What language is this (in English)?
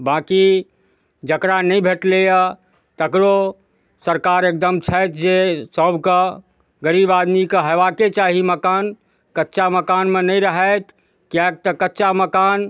Maithili